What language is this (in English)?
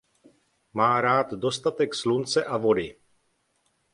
Czech